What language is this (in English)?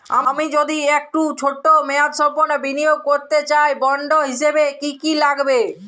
Bangla